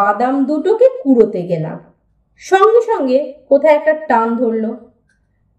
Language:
Bangla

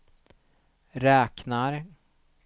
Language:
Swedish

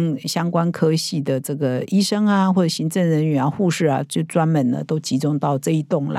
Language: Chinese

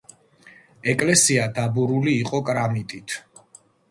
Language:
Georgian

